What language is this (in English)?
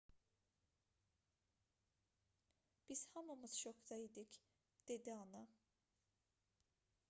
Azerbaijani